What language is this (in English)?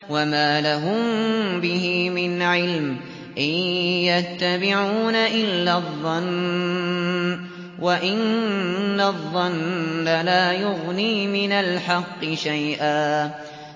Arabic